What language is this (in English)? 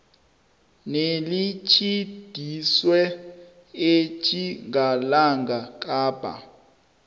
South Ndebele